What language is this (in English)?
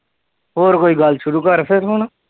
Punjabi